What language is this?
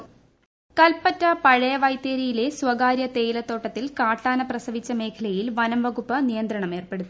Malayalam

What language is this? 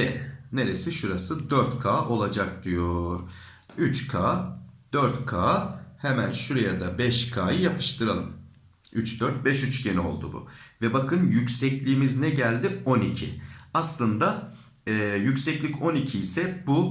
Turkish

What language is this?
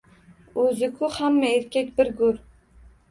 Uzbek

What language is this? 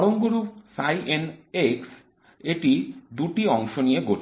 Bangla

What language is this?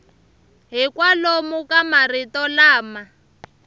Tsonga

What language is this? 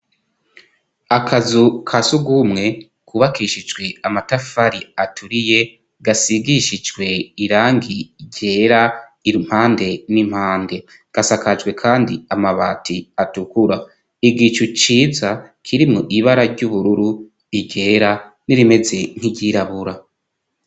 Rundi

